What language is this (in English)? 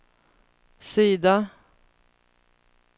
Swedish